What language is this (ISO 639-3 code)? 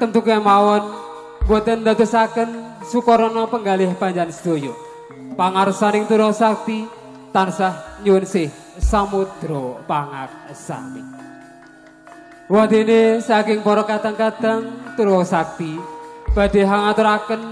ind